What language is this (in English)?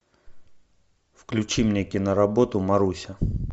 Russian